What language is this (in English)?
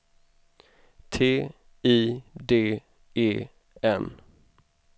Swedish